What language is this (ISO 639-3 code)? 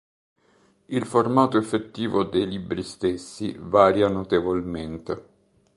ita